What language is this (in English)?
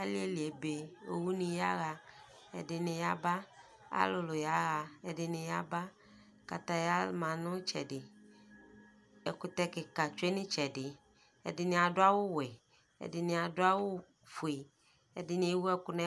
Ikposo